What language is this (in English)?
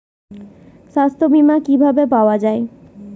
Bangla